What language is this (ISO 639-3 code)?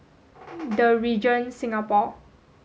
eng